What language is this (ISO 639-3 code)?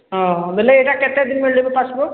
ori